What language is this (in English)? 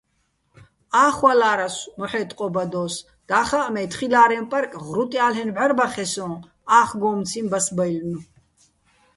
Bats